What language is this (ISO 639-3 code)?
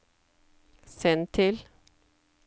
nor